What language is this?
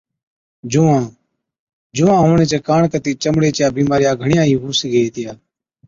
Od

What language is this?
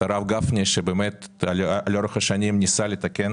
Hebrew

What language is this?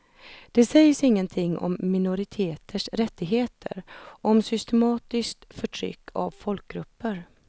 Swedish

